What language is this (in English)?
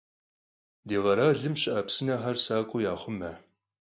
Kabardian